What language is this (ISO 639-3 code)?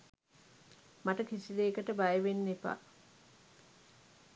sin